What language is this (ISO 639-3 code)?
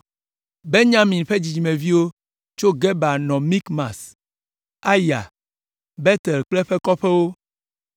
ewe